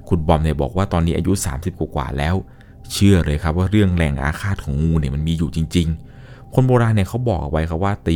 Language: Thai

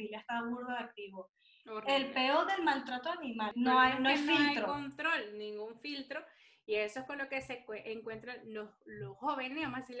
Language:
Spanish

